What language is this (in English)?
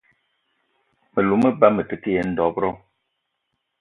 Eton (Cameroon)